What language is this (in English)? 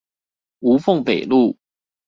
Chinese